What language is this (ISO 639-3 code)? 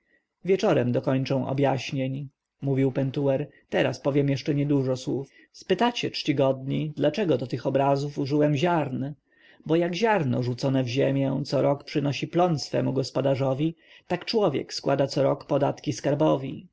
pol